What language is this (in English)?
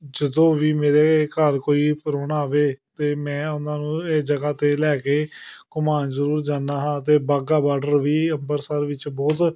Punjabi